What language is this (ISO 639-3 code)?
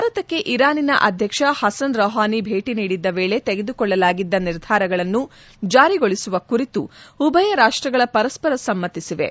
kan